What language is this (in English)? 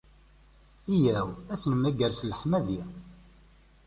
Kabyle